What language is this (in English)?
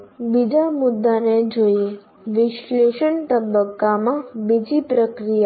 Gujarati